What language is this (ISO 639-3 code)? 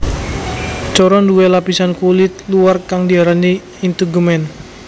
jav